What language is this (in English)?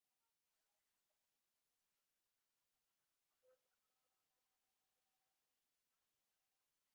Divehi